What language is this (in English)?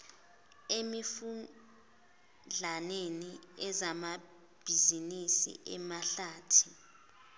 Zulu